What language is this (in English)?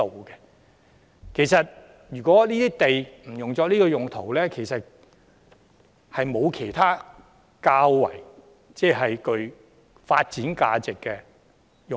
Cantonese